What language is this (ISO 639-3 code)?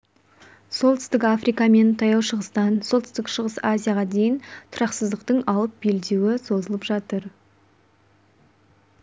kaz